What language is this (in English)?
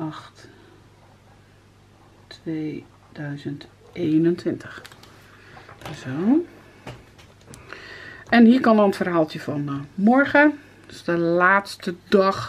Dutch